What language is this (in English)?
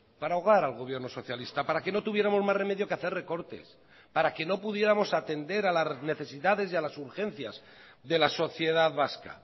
Spanish